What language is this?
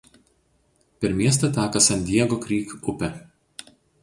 Lithuanian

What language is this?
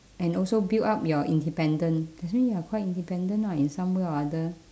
English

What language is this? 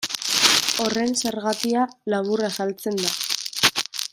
Basque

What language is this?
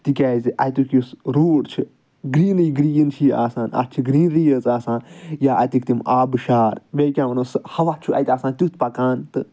Kashmiri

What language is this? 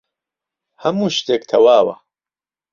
Central Kurdish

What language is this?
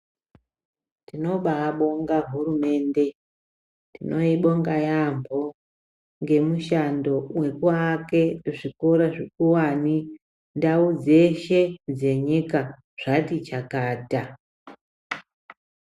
Ndau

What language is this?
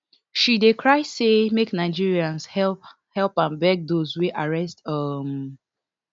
Nigerian Pidgin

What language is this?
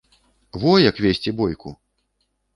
Belarusian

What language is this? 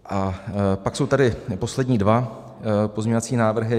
Czech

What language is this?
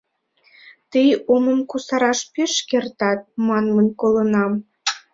Mari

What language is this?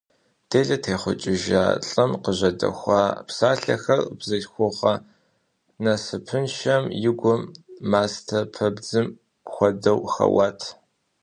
Kabardian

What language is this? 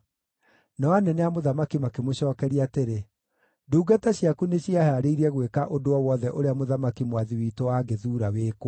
Kikuyu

